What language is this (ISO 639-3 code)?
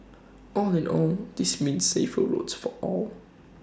eng